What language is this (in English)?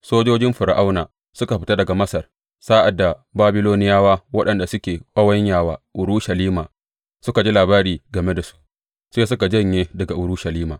Hausa